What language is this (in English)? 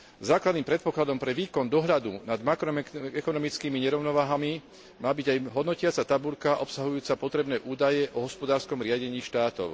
Slovak